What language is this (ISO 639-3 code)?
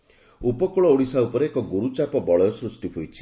ori